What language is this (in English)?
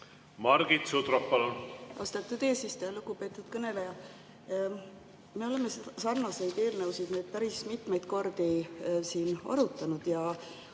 Estonian